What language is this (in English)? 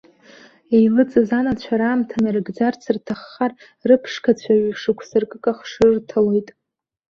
Abkhazian